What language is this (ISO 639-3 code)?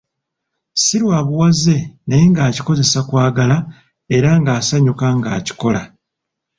lug